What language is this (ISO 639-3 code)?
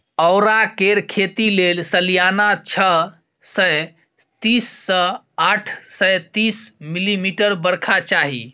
mai